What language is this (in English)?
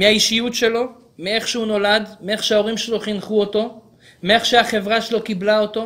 Hebrew